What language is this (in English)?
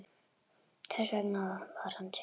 Icelandic